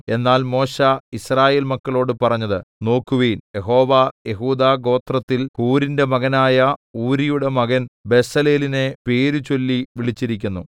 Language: Malayalam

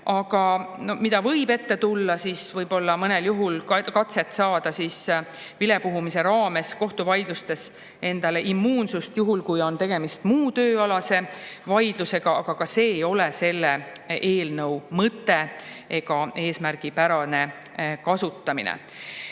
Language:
Estonian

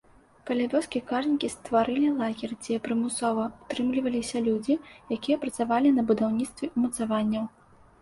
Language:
Belarusian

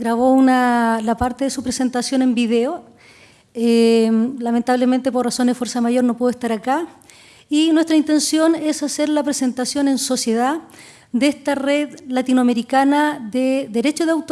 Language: Spanish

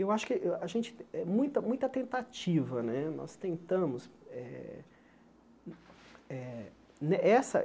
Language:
Portuguese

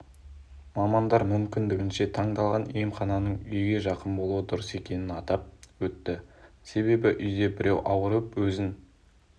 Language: Kazakh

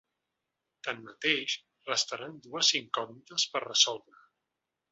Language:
Catalan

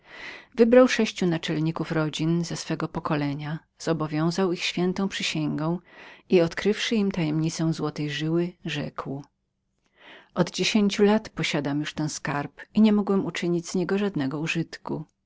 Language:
Polish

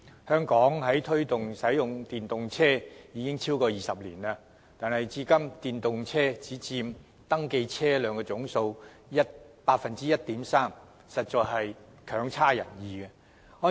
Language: Cantonese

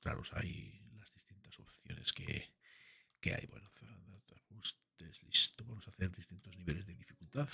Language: Spanish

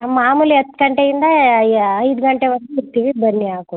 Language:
Kannada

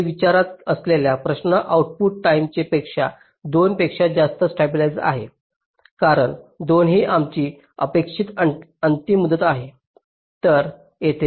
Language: Marathi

